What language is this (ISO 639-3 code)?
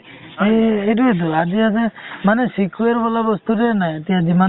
asm